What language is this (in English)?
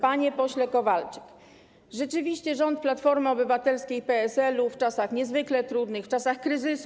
Polish